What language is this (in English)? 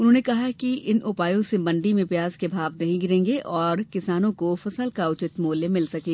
Hindi